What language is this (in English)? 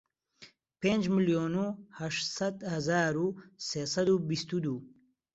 Central Kurdish